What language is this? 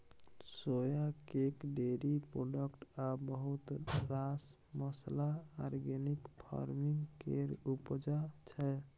Maithili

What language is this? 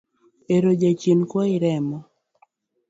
Luo (Kenya and Tanzania)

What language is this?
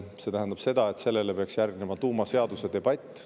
Estonian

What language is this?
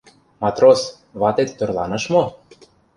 Mari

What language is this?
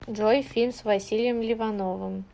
Russian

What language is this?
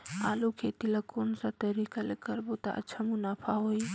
Chhattisgarhi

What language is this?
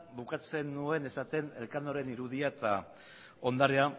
Basque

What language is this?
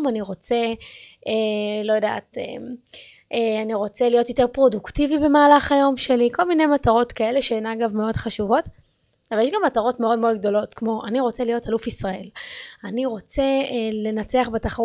Hebrew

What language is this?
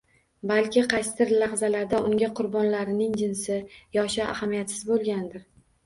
Uzbek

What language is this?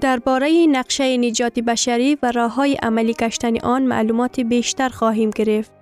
Persian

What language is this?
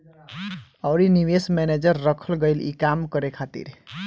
Bhojpuri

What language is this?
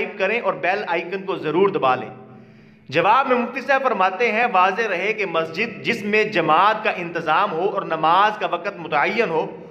Hindi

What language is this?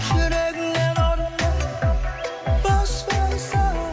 Kazakh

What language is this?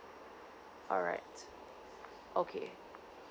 English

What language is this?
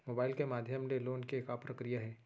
Chhattisgarhi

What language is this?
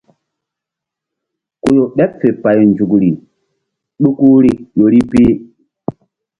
Mbum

